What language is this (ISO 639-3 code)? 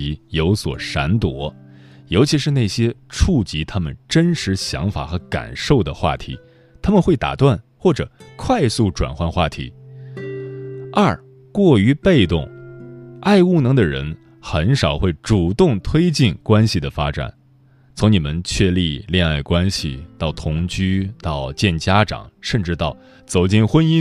zho